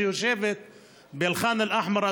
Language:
Hebrew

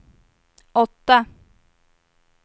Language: Swedish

